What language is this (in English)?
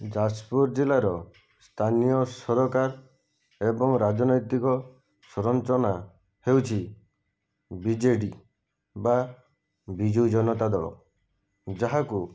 Odia